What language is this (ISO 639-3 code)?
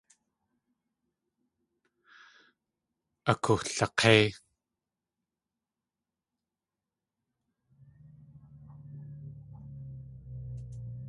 tli